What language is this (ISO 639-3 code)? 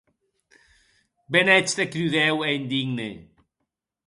oci